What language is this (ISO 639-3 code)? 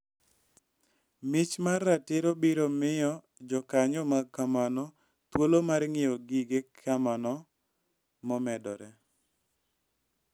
luo